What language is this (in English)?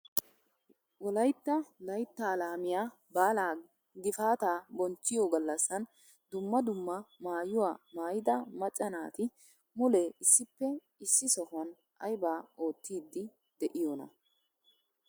Wolaytta